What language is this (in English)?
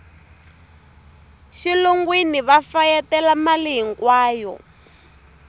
Tsonga